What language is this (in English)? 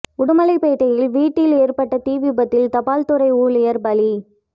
Tamil